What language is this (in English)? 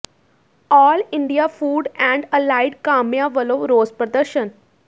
Punjabi